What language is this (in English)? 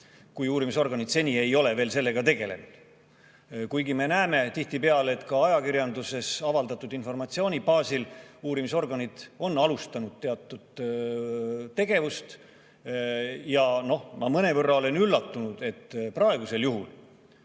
Estonian